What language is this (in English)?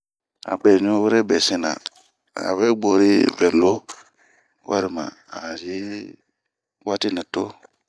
Bomu